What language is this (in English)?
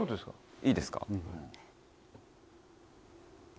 Japanese